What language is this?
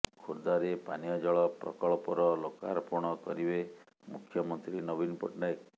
Odia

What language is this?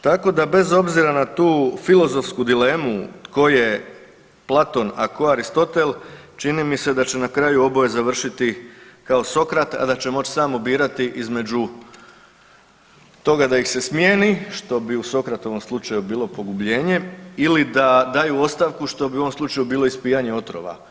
Croatian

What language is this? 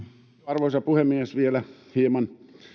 Finnish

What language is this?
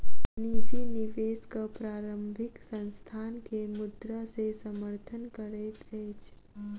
Maithili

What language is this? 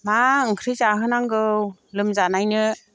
Bodo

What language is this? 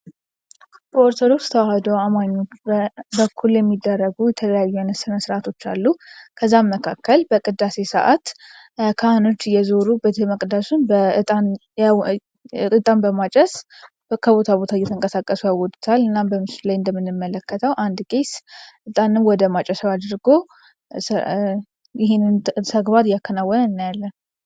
Amharic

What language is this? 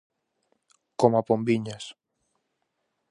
Galician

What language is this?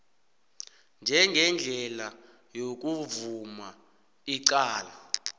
South Ndebele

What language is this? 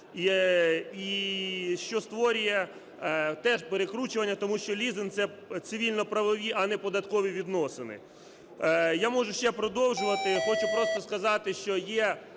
Ukrainian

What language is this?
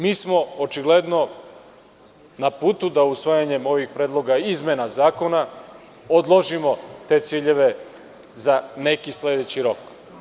Serbian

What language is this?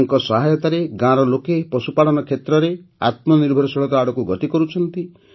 Odia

